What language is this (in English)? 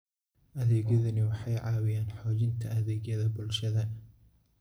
Somali